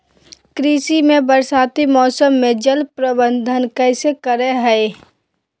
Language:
Magahi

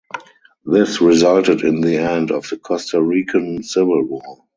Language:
English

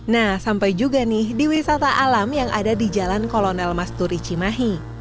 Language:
Indonesian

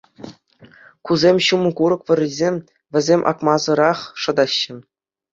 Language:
Chuvash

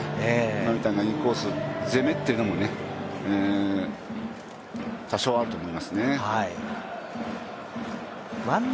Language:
Japanese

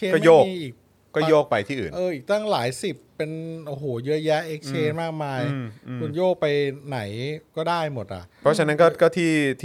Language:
Thai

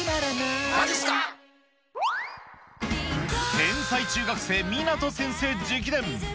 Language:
Japanese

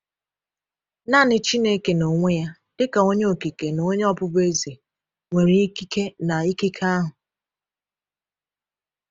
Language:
Igbo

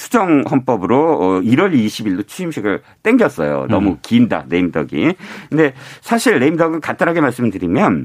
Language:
Korean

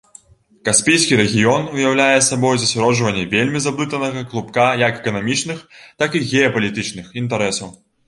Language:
Belarusian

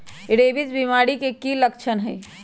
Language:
Magahi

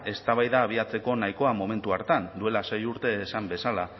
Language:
Basque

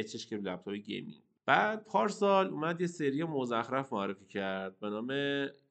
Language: Persian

